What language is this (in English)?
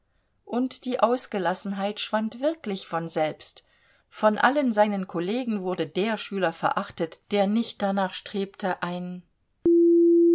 German